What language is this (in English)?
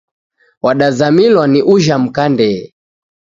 Taita